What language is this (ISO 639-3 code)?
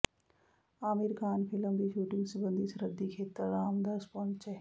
pan